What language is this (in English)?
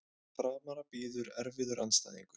Icelandic